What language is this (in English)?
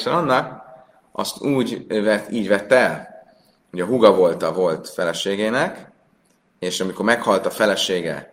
Hungarian